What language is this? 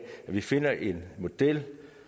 Danish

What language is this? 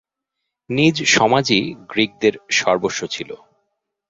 Bangla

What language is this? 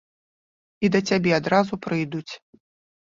Belarusian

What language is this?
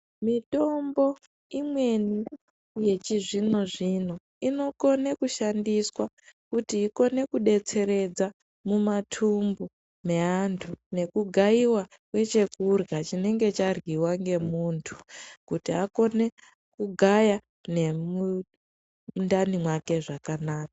Ndau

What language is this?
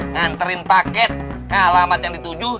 Indonesian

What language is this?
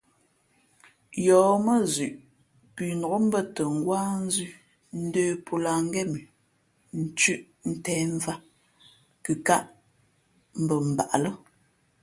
Fe'fe'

